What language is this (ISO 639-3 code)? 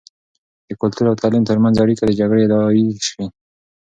pus